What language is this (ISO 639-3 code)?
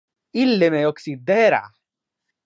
ina